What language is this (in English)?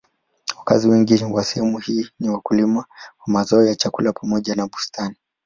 Swahili